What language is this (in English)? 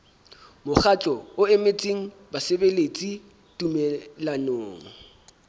Southern Sotho